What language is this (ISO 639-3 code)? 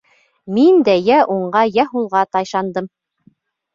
bak